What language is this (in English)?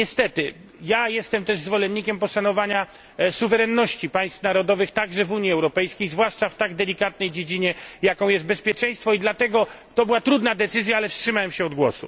Polish